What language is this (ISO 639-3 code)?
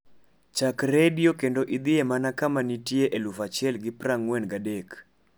luo